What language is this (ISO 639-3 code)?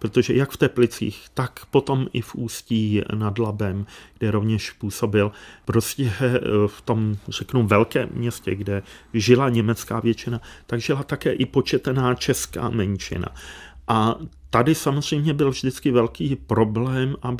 ces